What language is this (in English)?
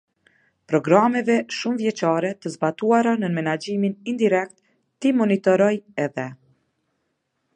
Albanian